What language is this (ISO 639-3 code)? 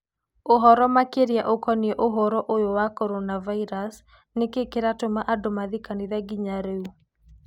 kik